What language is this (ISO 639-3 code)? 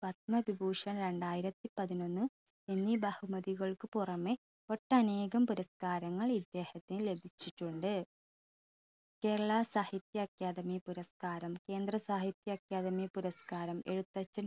mal